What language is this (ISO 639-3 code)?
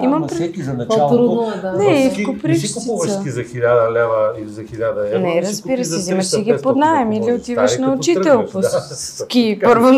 bul